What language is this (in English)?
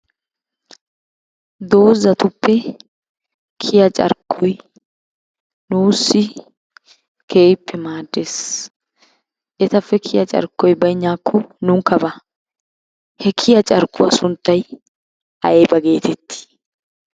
Wolaytta